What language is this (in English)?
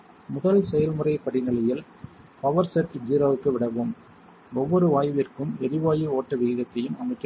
Tamil